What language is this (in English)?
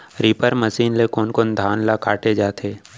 Chhattisgarhi